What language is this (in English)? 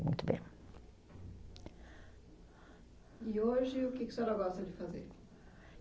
Portuguese